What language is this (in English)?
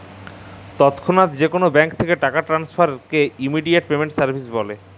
Bangla